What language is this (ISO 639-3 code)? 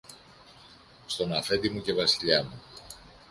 ell